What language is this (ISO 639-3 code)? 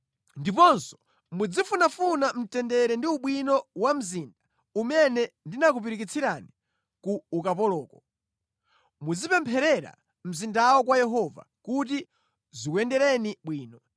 nya